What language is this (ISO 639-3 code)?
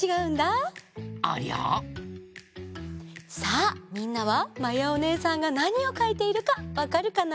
jpn